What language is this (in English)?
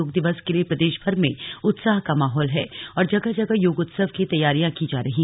Hindi